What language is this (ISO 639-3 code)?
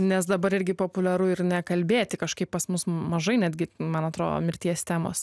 lit